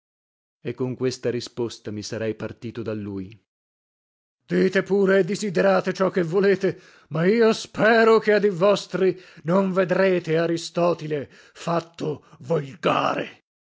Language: Italian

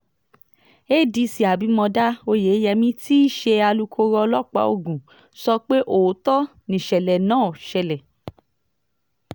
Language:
Yoruba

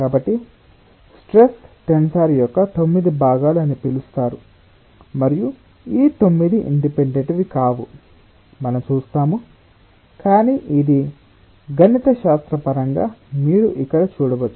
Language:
Telugu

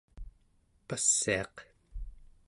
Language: Central Yupik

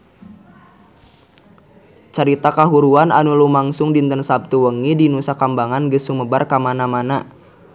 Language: Sundanese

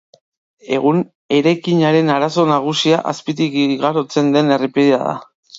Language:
Basque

